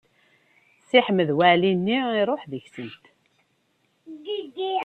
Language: Kabyle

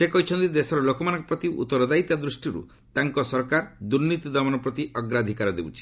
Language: Odia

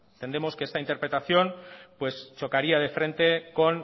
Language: Spanish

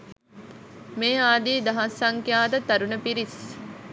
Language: Sinhala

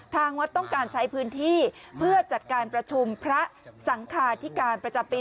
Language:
Thai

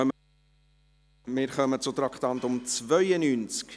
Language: Swiss German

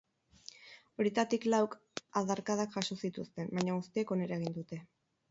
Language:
Basque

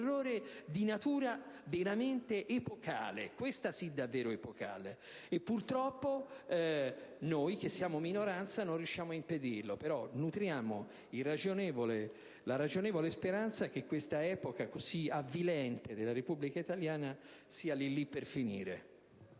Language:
Italian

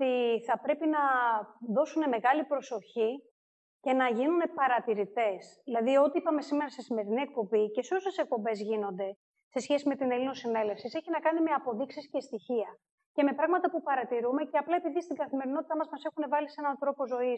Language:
Greek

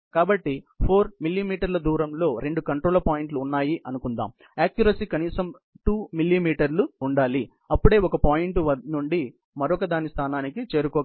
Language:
Telugu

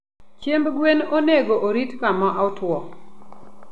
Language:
Luo (Kenya and Tanzania)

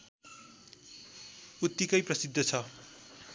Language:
Nepali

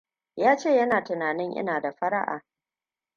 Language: Hausa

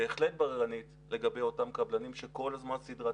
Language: Hebrew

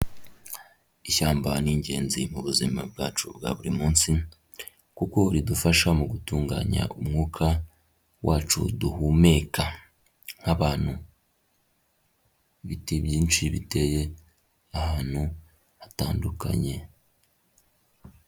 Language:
Kinyarwanda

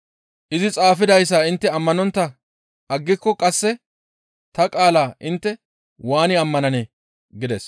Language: Gamo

